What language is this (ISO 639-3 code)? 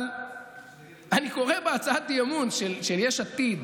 heb